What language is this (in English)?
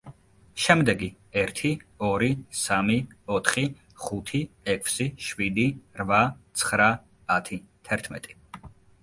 Georgian